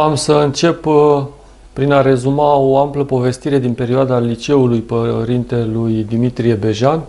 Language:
Romanian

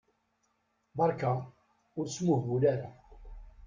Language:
Kabyle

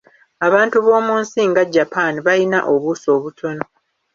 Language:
Ganda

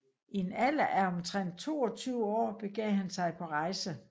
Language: Danish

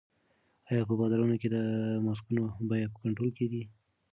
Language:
Pashto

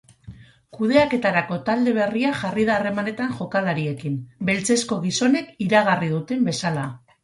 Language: Basque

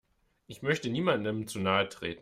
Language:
German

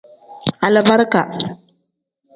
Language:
Tem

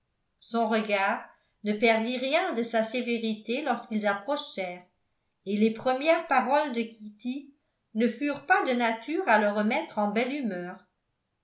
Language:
French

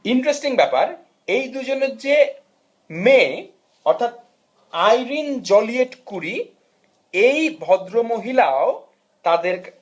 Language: Bangla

